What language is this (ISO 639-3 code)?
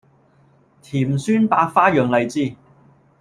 yue